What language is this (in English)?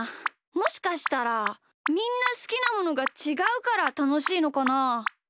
Japanese